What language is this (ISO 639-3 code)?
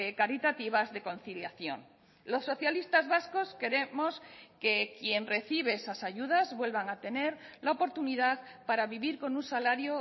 spa